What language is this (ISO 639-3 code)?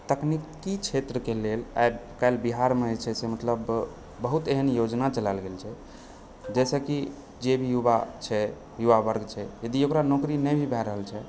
mai